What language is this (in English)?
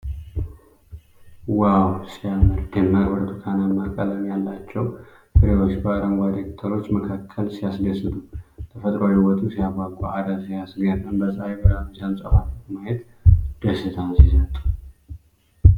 Amharic